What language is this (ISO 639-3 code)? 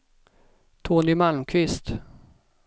swe